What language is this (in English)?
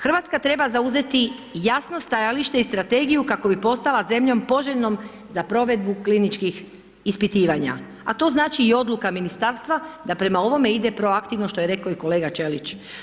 Croatian